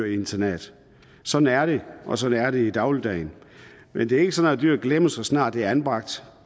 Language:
Danish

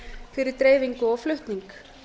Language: Icelandic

